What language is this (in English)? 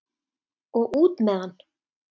Icelandic